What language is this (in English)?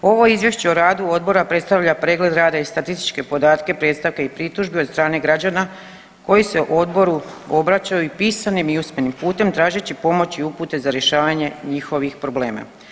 Croatian